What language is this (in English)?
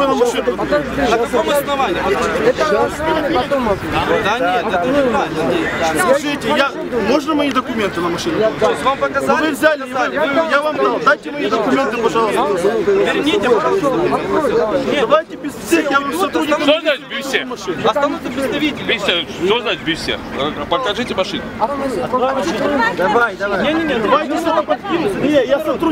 Russian